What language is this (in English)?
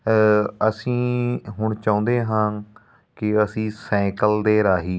Punjabi